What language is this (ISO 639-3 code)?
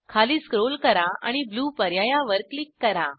mar